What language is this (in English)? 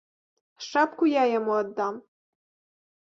Belarusian